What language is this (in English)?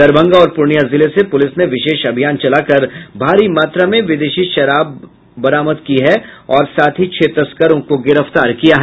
Hindi